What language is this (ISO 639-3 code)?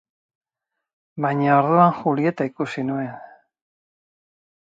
eus